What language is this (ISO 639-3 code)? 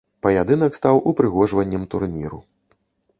bel